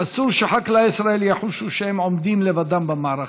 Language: Hebrew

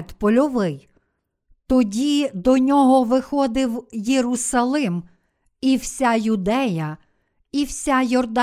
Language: Ukrainian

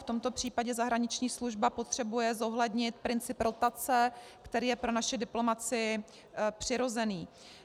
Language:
Czech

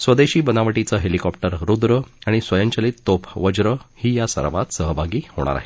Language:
Marathi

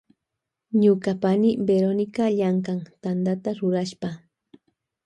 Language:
Loja Highland Quichua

